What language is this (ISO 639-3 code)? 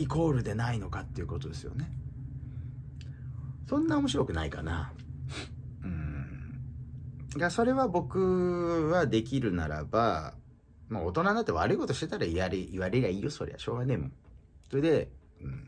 jpn